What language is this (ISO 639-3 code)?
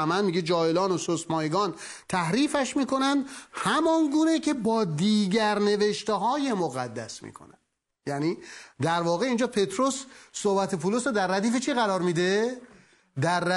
fas